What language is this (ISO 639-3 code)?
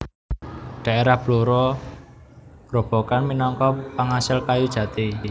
jav